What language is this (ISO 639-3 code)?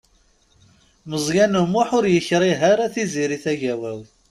kab